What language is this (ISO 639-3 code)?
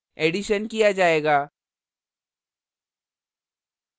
hin